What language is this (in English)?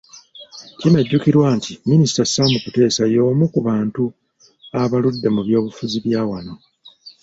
Ganda